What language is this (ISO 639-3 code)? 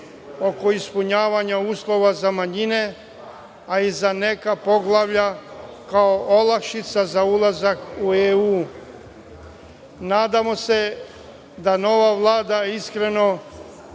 srp